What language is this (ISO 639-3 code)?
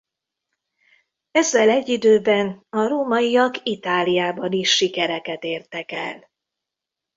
hun